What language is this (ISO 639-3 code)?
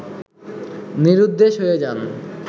ben